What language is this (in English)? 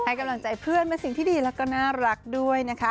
Thai